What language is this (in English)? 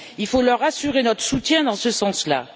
French